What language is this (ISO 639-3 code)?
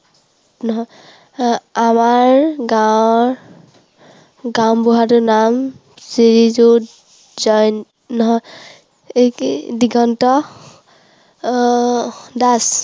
asm